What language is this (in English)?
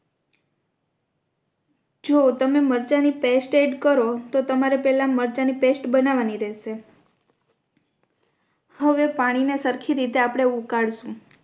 Gujarati